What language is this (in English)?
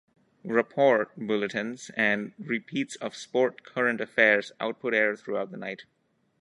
English